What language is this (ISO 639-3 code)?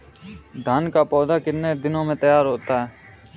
hin